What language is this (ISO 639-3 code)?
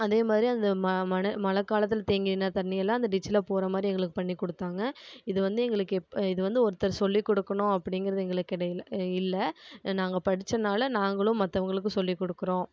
tam